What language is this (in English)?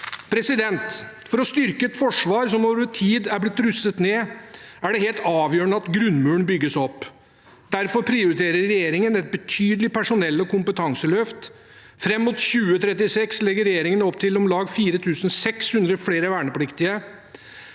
Norwegian